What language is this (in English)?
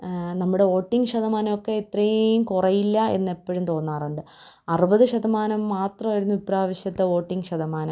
Malayalam